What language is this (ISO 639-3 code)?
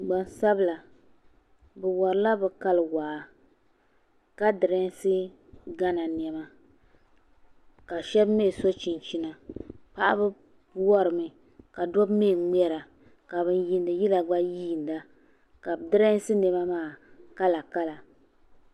dag